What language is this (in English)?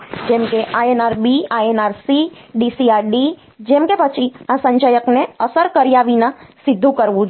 Gujarati